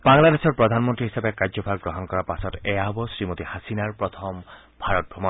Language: Assamese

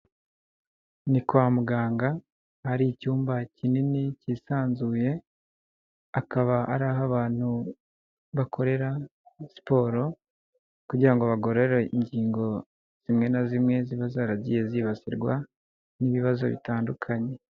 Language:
Kinyarwanda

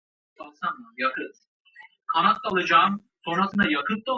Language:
Kurdish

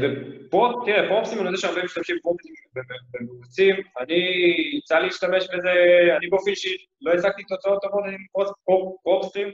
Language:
Hebrew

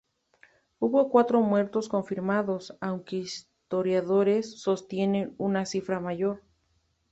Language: Spanish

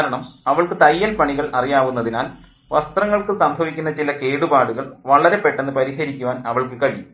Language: Malayalam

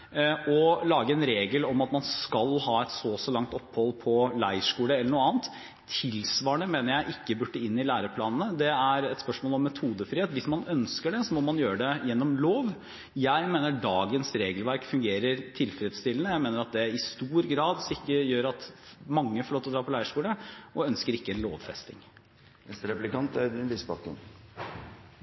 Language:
Norwegian Bokmål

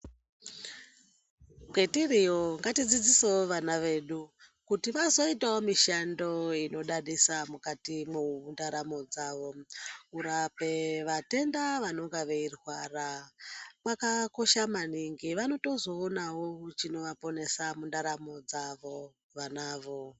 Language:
Ndau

